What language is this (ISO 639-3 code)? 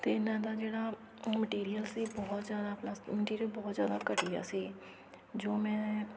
pan